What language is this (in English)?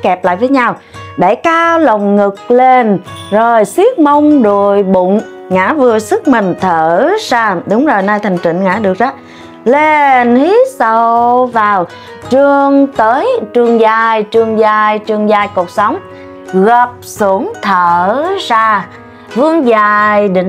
Vietnamese